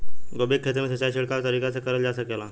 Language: Bhojpuri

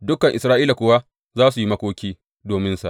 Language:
Hausa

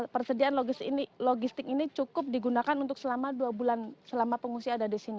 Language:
Indonesian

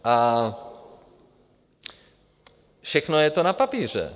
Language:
Czech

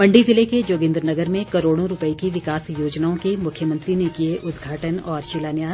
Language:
Hindi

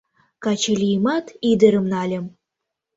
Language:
Mari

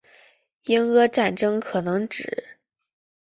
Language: Chinese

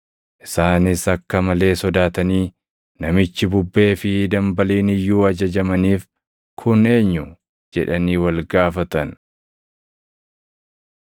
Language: Oromo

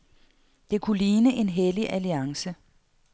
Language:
Danish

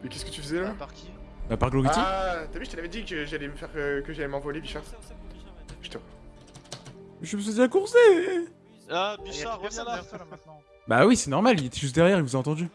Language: French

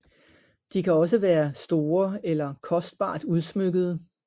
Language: Danish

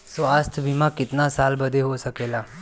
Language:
Bhojpuri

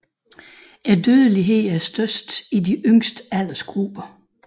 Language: Danish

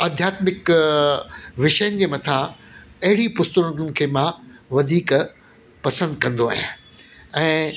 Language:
Sindhi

